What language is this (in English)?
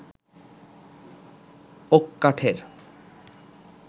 Bangla